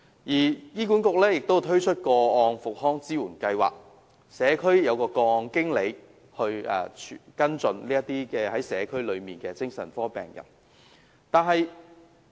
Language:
Cantonese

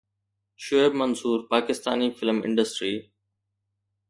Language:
Sindhi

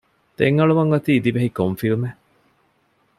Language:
Divehi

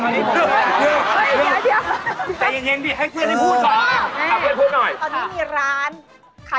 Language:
Thai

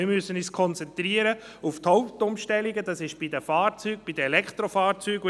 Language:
Swiss German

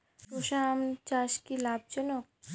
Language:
Bangla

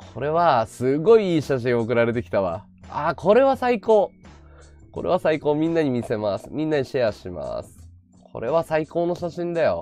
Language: Japanese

